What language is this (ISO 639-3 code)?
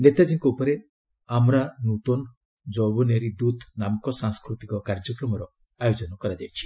ori